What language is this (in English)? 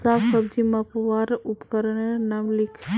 Magahi